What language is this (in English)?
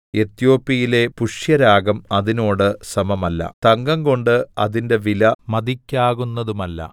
Malayalam